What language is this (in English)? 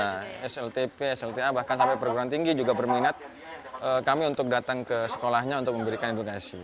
Indonesian